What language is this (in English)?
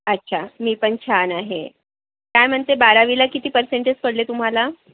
Marathi